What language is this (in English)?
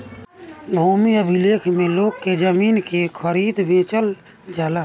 Bhojpuri